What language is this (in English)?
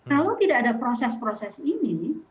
Indonesian